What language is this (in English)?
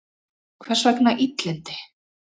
Icelandic